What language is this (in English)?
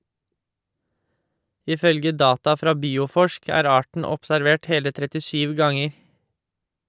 Norwegian